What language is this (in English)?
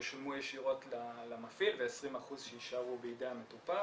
Hebrew